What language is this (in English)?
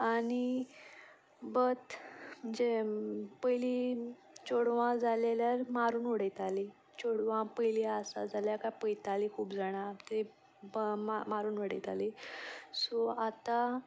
Konkani